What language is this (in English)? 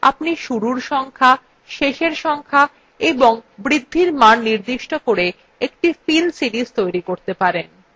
Bangla